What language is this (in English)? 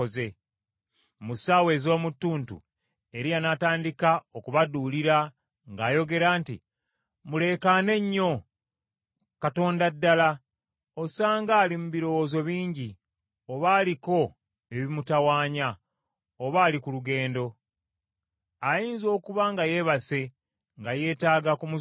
Ganda